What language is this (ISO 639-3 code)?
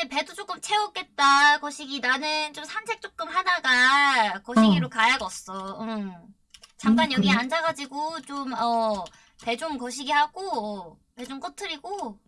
kor